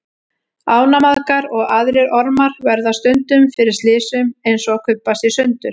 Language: Icelandic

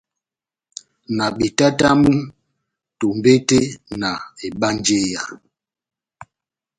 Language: Batanga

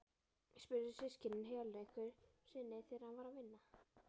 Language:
Icelandic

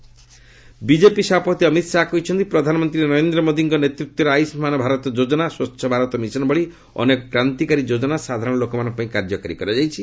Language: Odia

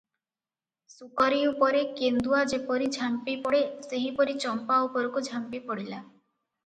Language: Odia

